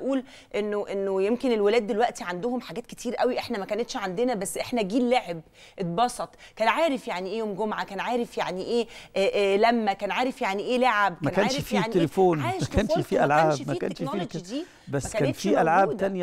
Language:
Arabic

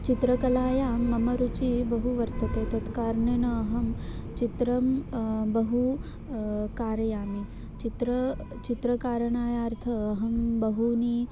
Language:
Sanskrit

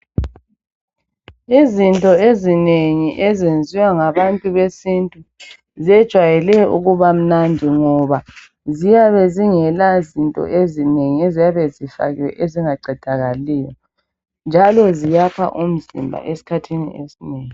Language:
North Ndebele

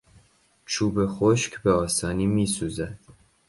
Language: Persian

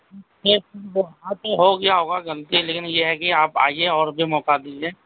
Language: Urdu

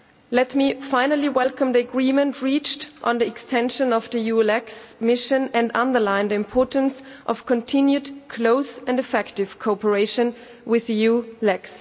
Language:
English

